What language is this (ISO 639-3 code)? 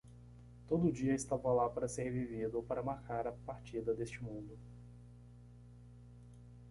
por